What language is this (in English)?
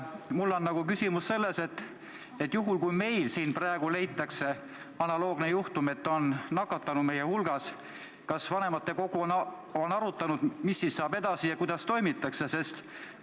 Estonian